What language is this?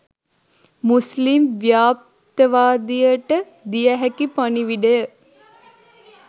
Sinhala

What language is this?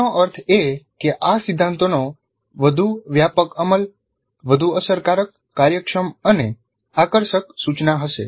Gujarati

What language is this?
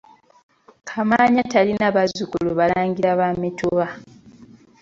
Ganda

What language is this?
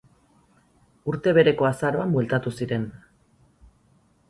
Basque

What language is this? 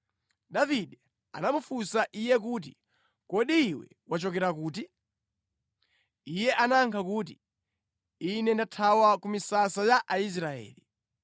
Nyanja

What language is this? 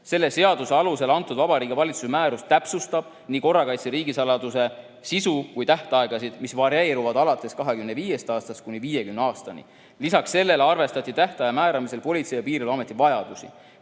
Estonian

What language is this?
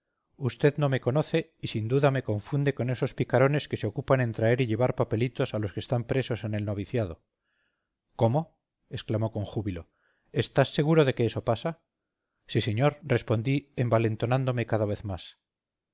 Spanish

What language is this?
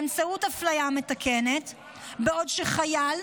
Hebrew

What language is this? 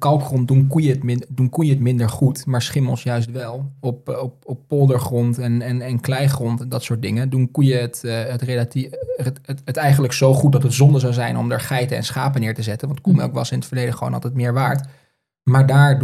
Dutch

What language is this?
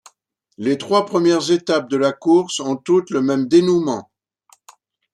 French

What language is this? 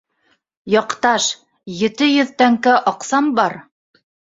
Bashkir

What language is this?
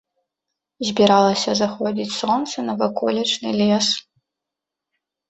Belarusian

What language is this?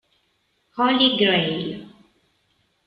Italian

